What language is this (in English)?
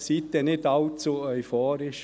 Swiss German